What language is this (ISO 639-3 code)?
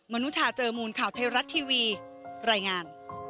tha